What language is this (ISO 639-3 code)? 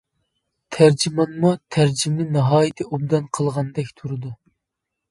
uig